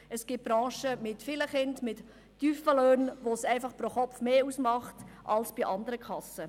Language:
Swiss German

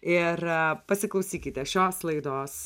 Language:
Lithuanian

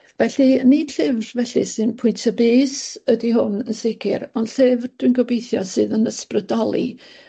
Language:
Welsh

